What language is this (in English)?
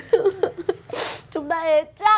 Vietnamese